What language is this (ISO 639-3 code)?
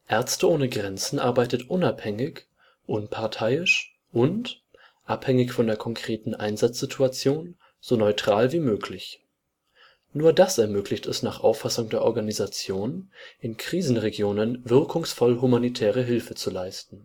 deu